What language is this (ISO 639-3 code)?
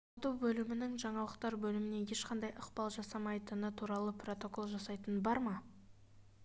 kaz